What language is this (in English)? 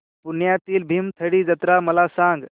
Marathi